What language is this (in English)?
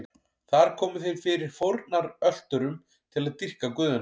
Icelandic